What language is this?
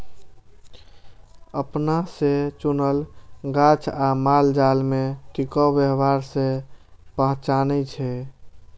Maithili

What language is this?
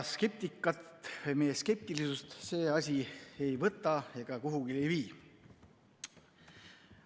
Estonian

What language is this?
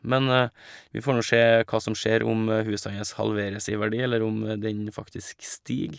Norwegian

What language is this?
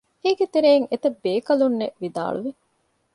Divehi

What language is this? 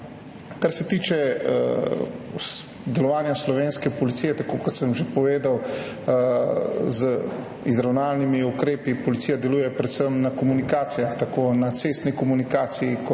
Slovenian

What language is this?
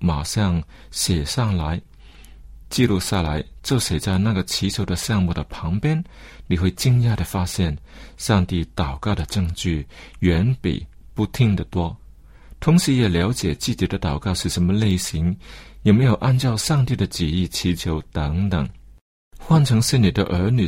Chinese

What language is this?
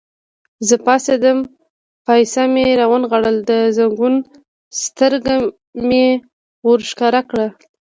Pashto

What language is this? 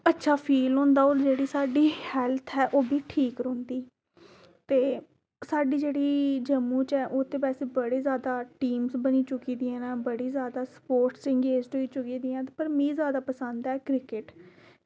Dogri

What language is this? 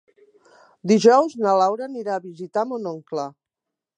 Catalan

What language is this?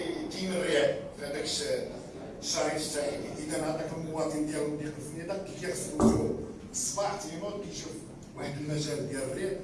Arabic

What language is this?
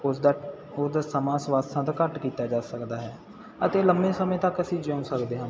Punjabi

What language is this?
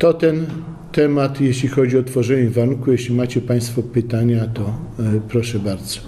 Polish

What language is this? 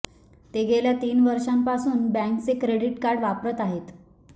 Marathi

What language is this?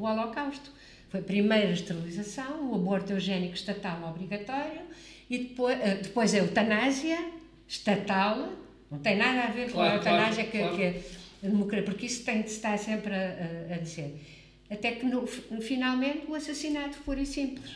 Portuguese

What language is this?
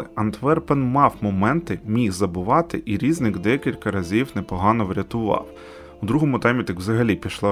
Ukrainian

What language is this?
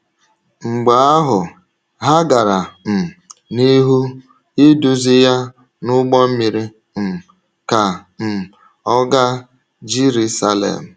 Igbo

